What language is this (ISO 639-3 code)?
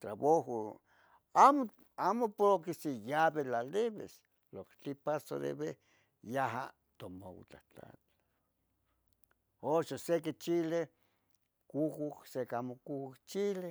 nhg